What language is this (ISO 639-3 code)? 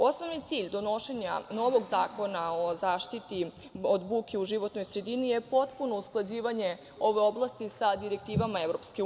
srp